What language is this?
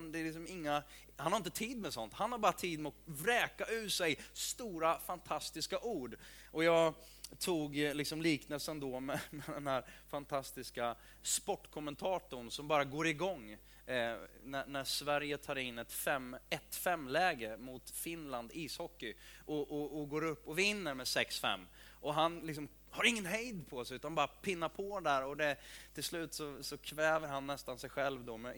Swedish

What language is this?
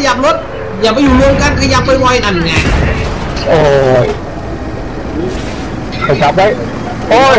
Thai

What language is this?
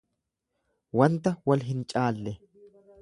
Oromo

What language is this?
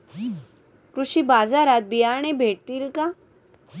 Marathi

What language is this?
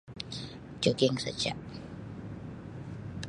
Sabah Malay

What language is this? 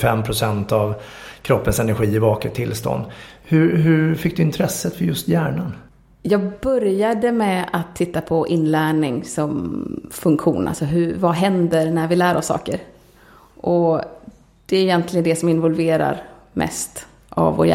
Swedish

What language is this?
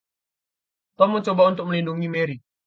Indonesian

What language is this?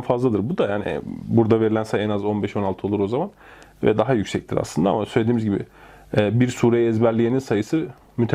Turkish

